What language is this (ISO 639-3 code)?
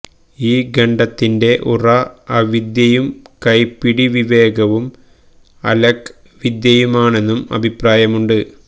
mal